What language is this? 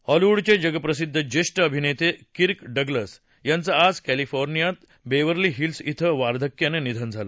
Marathi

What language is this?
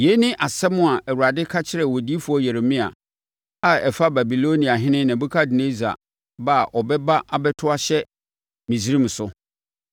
Akan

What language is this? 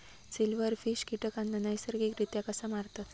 Marathi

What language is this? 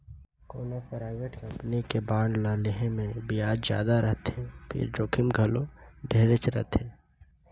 Chhattisgarhi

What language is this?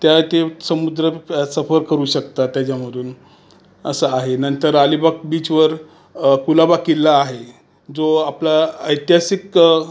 Marathi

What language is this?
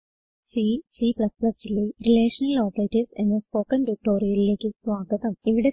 Malayalam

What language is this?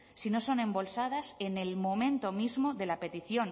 Spanish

